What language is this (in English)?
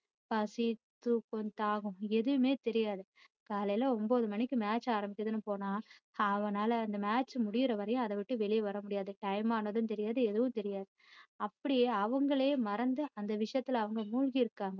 Tamil